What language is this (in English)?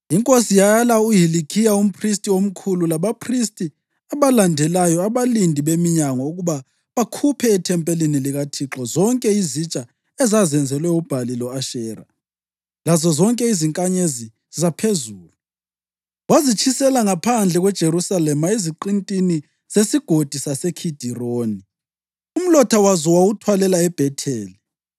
North Ndebele